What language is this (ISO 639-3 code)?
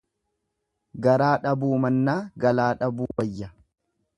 orm